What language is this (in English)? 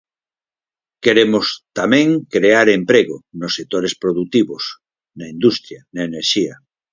Galician